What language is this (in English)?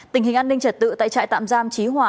Vietnamese